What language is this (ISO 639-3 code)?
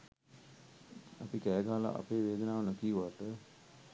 sin